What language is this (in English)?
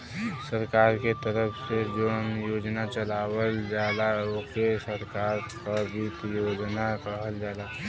Bhojpuri